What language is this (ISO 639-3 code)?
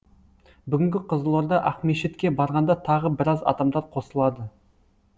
kaz